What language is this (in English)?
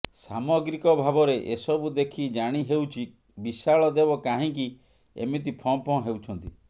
Odia